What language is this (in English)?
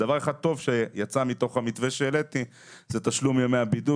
Hebrew